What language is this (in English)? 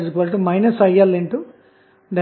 Telugu